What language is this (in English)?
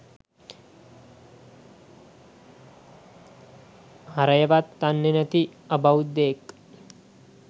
Sinhala